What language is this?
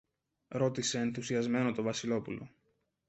Greek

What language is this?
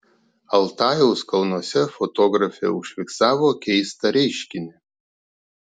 Lithuanian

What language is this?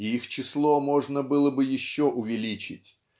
Russian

